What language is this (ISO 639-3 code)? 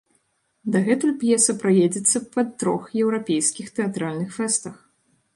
bel